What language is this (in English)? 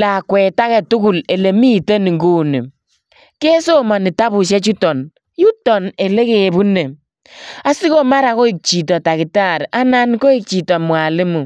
Kalenjin